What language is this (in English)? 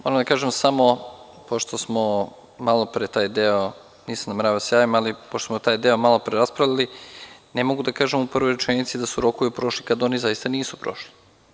Serbian